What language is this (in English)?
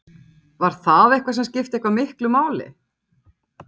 Icelandic